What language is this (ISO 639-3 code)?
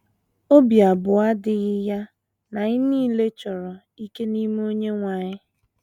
ibo